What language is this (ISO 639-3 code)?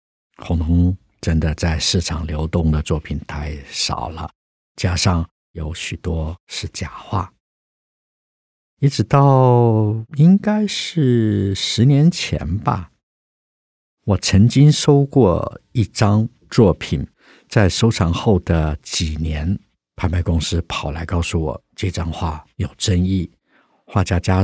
zho